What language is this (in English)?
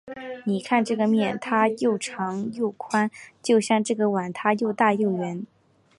Chinese